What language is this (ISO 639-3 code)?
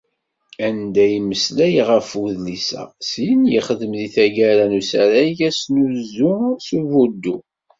kab